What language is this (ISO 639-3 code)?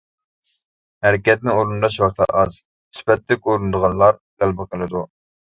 uig